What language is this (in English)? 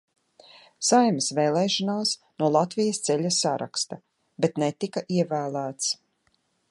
Latvian